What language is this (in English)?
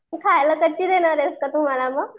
Marathi